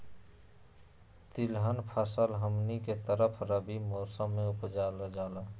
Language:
Magahi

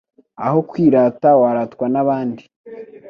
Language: Kinyarwanda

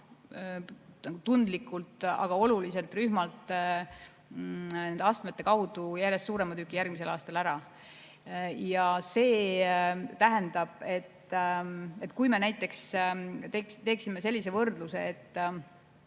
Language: Estonian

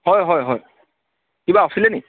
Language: Assamese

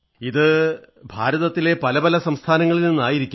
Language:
Malayalam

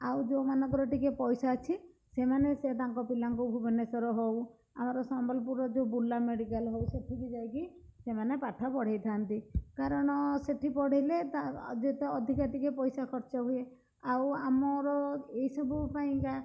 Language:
Odia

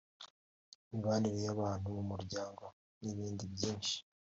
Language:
Kinyarwanda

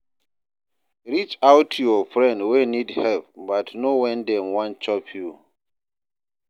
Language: Nigerian Pidgin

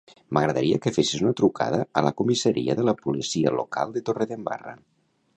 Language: Catalan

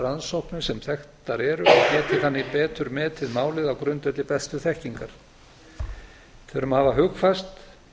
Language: Icelandic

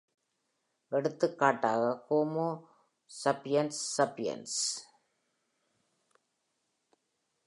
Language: Tamil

